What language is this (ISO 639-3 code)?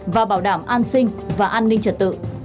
vie